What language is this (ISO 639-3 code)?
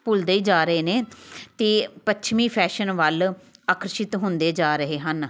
pan